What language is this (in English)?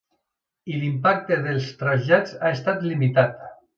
Catalan